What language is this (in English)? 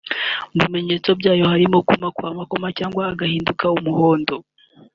Kinyarwanda